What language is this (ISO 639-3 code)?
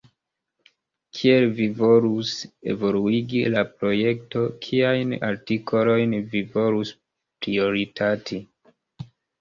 epo